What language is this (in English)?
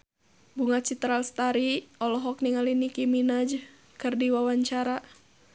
Sundanese